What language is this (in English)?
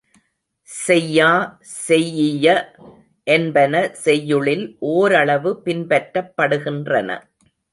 Tamil